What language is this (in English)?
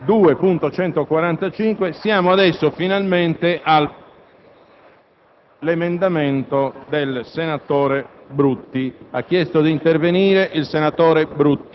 Italian